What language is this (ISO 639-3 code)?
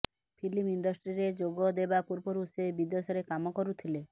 ori